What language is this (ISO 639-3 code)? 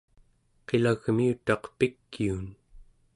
esu